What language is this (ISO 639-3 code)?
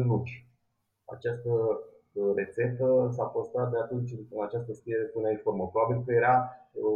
ron